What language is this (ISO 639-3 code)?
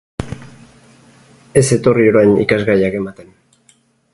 eus